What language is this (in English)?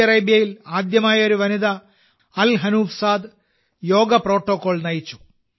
Malayalam